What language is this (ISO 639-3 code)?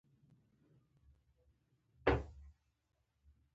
pus